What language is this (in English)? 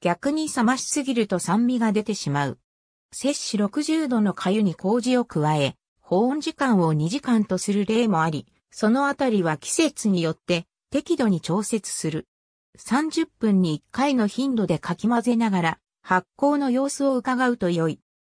Japanese